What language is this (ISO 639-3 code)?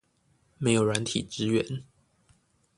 zho